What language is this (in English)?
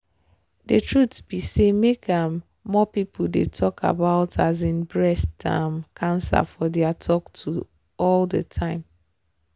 Nigerian Pidgin